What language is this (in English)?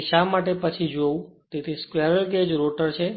Gujarati